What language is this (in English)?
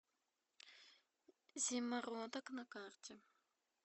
Russian